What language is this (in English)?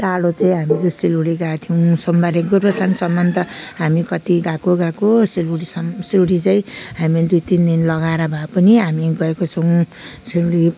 Nepali